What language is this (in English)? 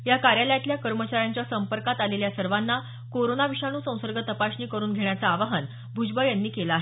Marathi